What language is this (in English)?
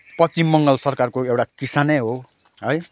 Nepali